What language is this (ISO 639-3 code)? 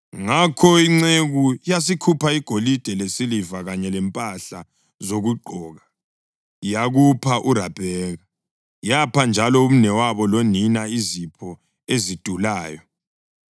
nde